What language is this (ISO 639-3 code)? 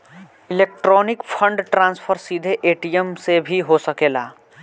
bho